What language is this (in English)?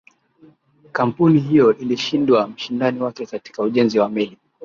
Swahili